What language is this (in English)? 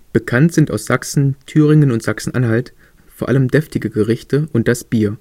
German